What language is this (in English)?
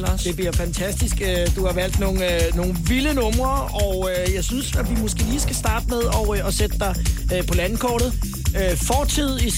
Danish